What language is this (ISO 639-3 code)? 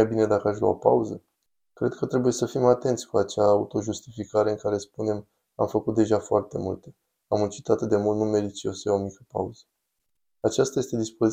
ron